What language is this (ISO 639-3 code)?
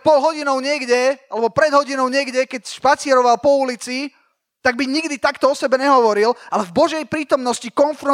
slk